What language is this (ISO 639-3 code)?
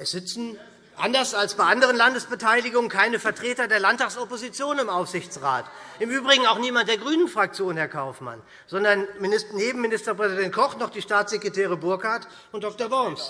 deu